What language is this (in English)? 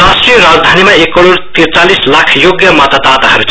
Nepali